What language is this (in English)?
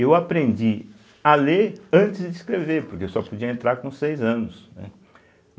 Portuguese